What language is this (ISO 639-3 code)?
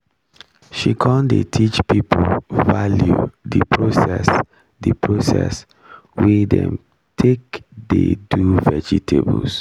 pcm